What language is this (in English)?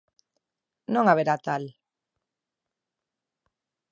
Galician